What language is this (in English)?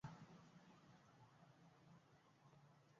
Swahili